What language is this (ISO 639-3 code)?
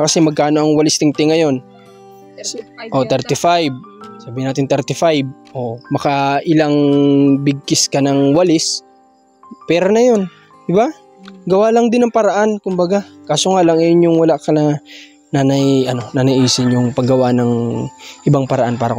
fil